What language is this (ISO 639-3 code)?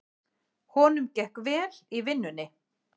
isl